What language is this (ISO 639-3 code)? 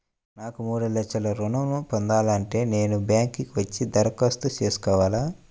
tel